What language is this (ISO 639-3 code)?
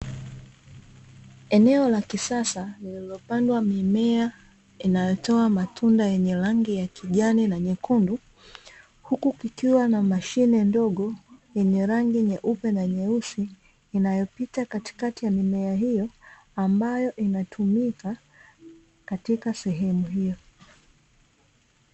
swa